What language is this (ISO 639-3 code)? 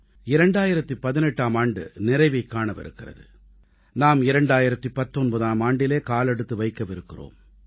tam